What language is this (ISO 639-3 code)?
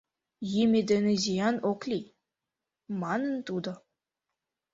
chm